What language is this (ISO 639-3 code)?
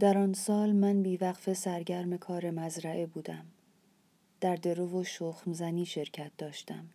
fas